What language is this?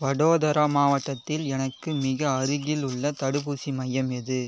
Tamil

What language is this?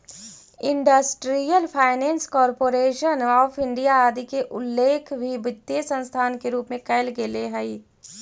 Magahi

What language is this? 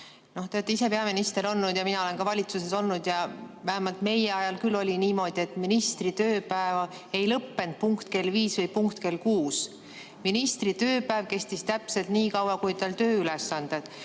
Estonian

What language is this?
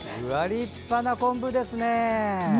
Japanese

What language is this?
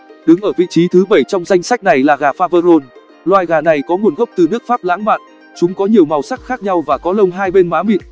Vietnamese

